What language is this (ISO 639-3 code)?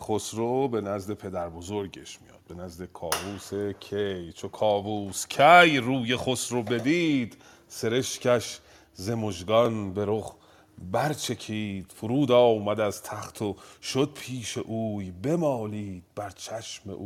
fas